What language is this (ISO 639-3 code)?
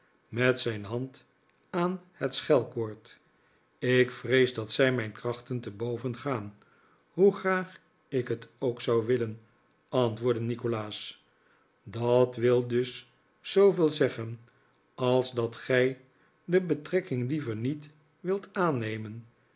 nld